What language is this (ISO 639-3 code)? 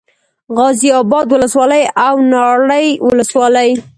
pus